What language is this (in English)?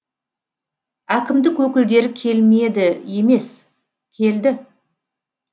Kazakh